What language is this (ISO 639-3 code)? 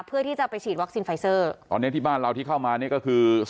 tha